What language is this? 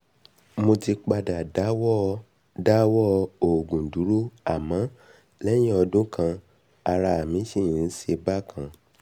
Yoruba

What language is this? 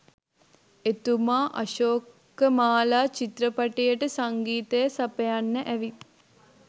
Sinhala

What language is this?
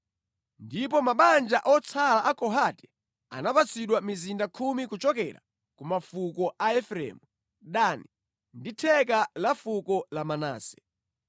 Nyanja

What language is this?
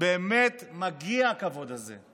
Hebrew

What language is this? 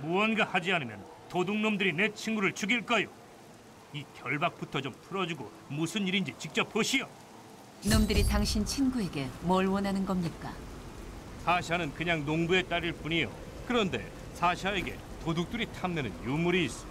Korean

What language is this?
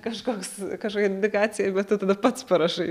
Lithuanian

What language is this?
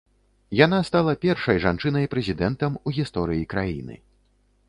Belarusian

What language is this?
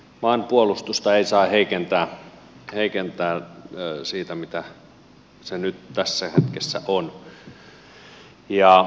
Finnish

